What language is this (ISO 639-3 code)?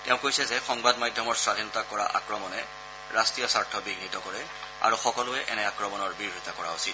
asm